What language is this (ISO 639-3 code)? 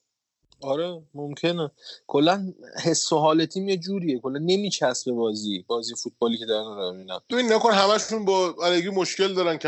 fas